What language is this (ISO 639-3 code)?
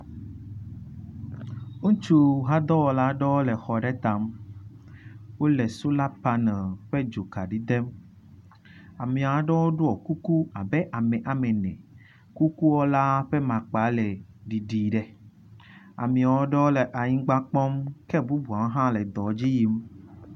ewe